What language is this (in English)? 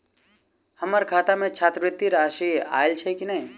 Maithili